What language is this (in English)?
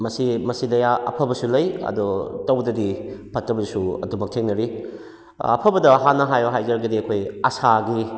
Manipuri